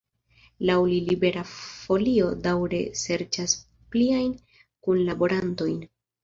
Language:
Esperanto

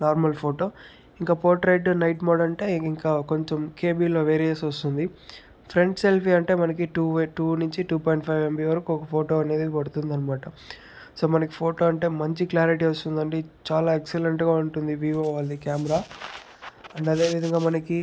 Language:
Telugu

